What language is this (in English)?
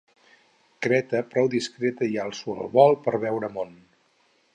Catalan